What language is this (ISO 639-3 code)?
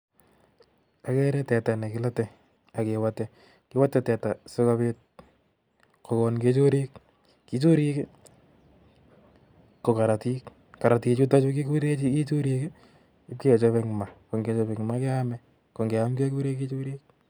kln